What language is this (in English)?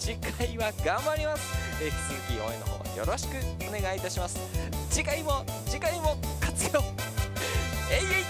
Japanese